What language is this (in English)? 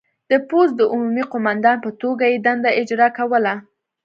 Pashto